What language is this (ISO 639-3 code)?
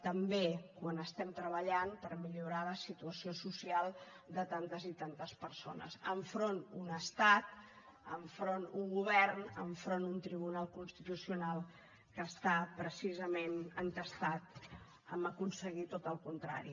cat